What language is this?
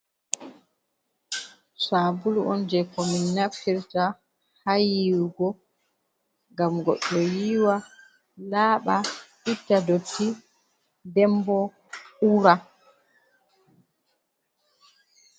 Fula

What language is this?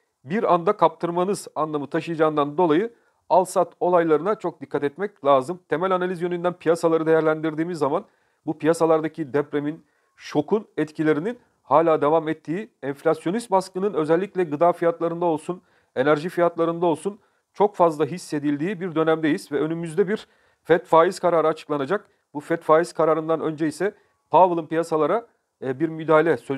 Turkish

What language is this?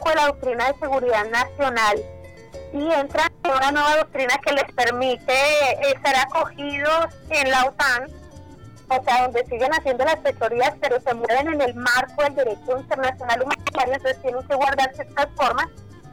Spanish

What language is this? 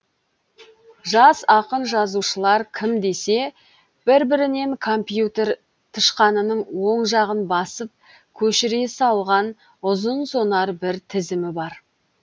Kazakh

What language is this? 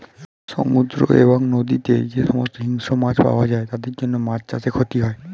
Bangla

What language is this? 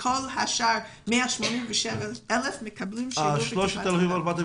Hebrew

